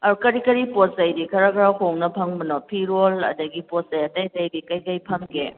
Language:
Manipuri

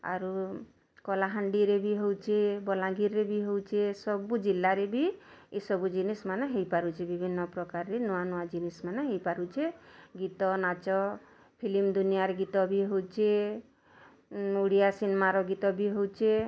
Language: Odia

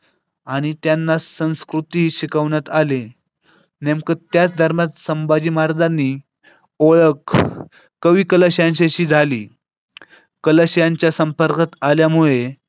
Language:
Marathi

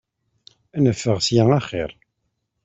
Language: Kabyle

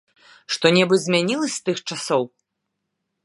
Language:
Belarusian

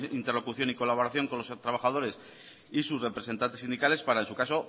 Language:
Spanish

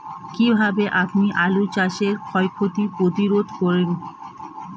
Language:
Bangla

